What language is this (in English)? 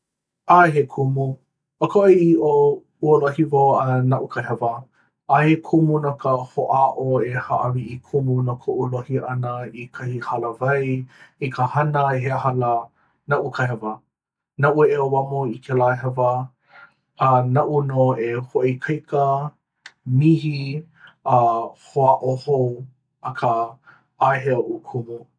Hawaiian